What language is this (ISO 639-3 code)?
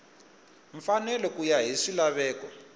tso